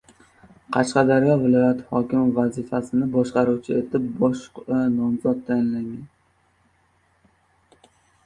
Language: Uzbek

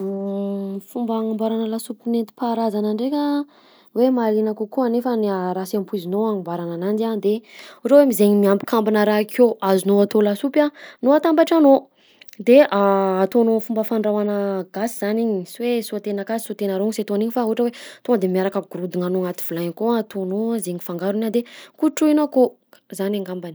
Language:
Southern Betsimisaraka Malagasy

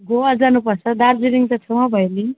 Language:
Nepali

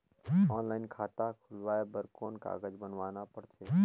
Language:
Chhattisgarhi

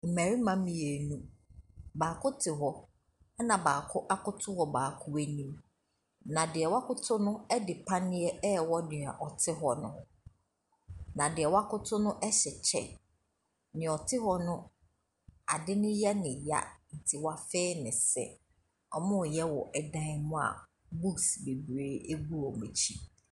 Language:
Akan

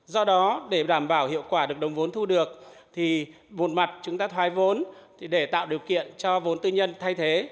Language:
Vietnamese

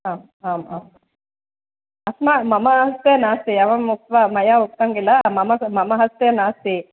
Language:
Sanskrit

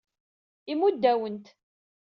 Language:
Kabyle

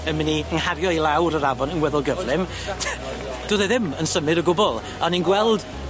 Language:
Welsh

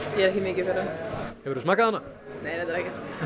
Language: Icelandic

